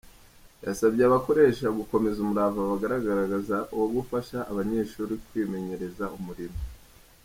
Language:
Kinyarwanda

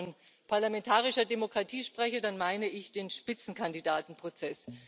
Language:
German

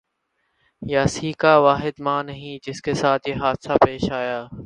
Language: Urdu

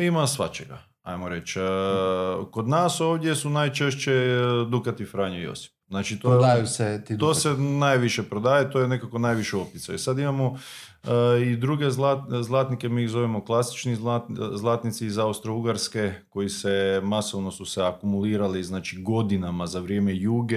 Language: Croatian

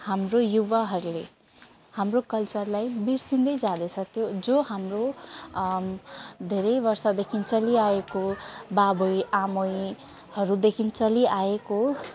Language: Nepali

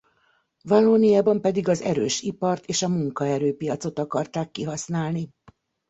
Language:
Hungarian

